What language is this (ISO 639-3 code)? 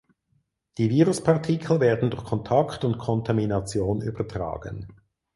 deu